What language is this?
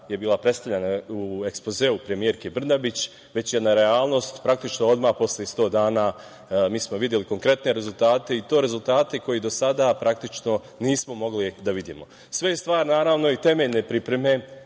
Serbian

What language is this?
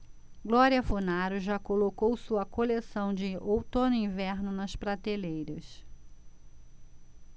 Portuguese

